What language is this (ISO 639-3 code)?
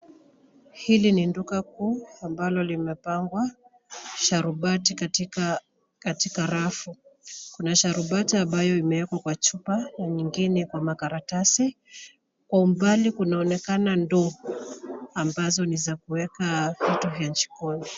swa